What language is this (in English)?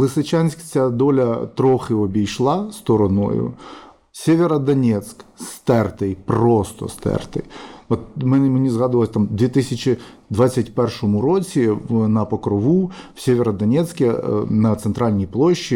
Ukrainian